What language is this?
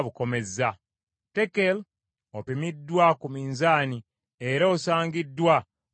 Ganda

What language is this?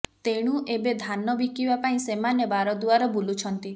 Odia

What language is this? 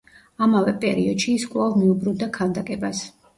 Georgian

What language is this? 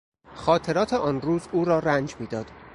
Persian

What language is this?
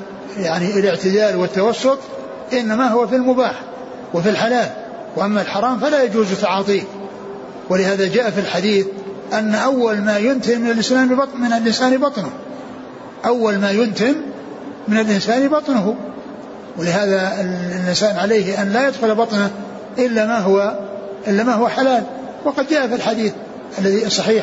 Arabic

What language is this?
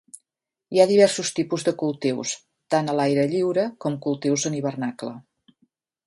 Catalan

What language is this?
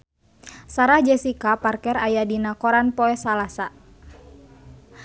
Sundanese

